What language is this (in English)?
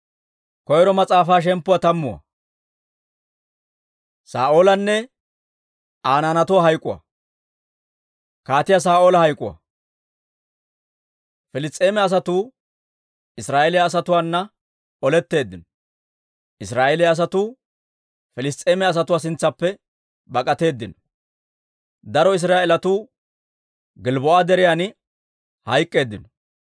Dawro